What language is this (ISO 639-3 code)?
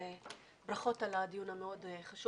heb